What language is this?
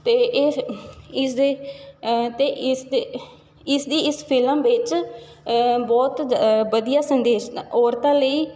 Punjabi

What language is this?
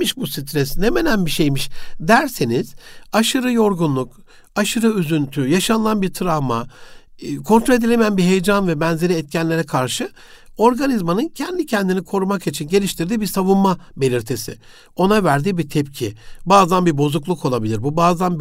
Turkish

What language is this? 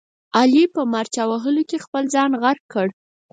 Pashto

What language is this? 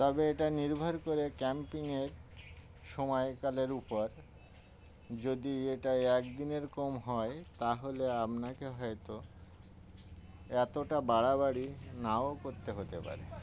Bangla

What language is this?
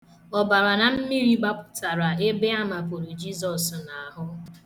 Igbo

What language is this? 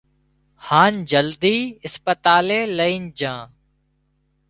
Wadiyara Koli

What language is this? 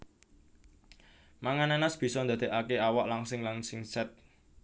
Javanese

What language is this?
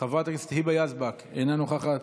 Hebrew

